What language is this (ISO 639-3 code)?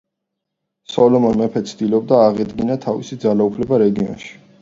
kat